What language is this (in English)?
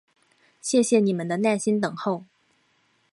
Chinese